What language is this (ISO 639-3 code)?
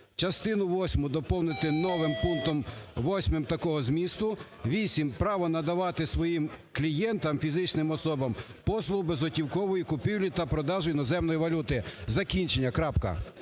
ukr